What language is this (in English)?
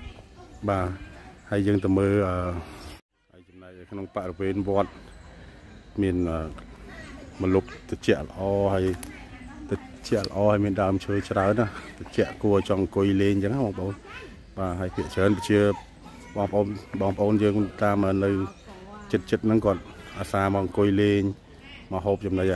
Vietnamese